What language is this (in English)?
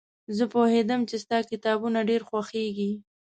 Pashto